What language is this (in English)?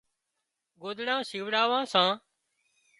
Wadiyara Koli